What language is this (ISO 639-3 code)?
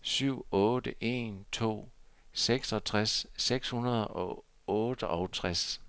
dan